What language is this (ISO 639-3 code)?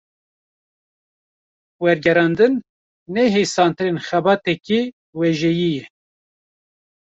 kur